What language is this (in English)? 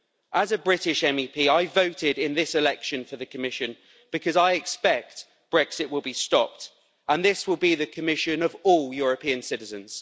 English